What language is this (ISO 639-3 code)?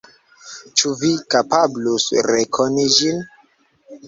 epo